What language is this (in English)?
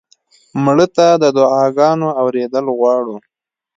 Pashto